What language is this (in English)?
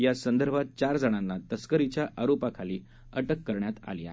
Marathi